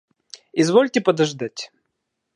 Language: Russian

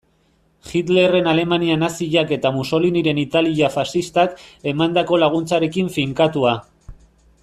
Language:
Basque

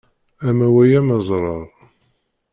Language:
Kabyle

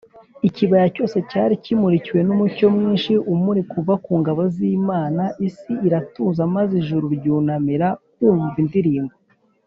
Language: Kinyarwanda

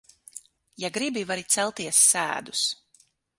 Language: Latvian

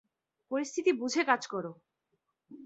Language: Bangla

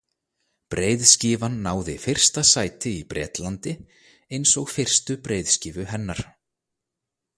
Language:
Icelandic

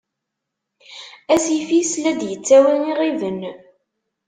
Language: Kabyle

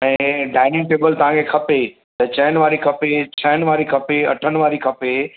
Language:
Sindhi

